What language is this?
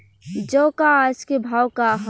Bhojpuri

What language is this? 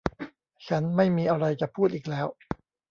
Thai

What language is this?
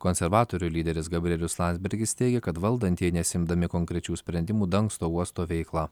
Lithuanian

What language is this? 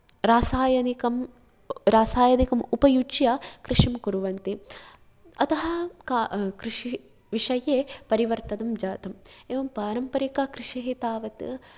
Sanskrit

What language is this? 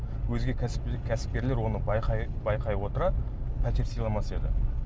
Kazakh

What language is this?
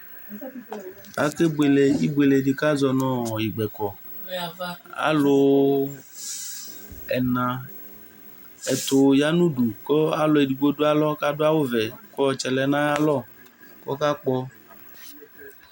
Ikposo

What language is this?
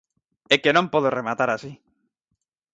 Galician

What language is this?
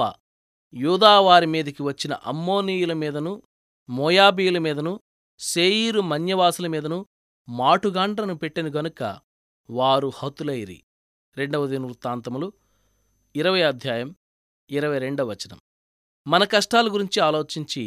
Telugu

